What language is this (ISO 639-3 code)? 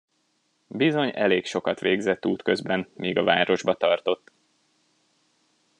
hun